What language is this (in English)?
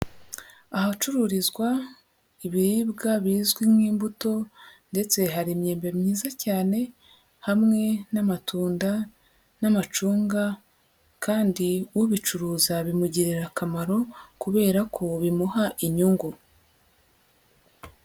Kinyarwanda